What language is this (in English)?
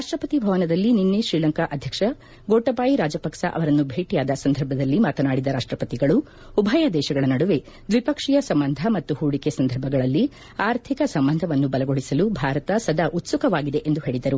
Kannada